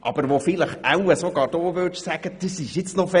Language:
Swiss German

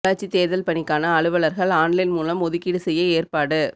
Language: Tamil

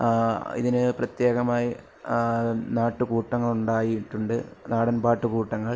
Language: Malayalam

